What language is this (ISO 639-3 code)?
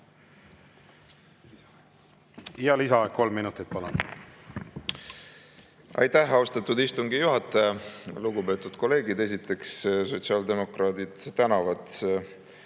est